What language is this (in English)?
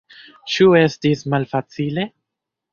Esperanto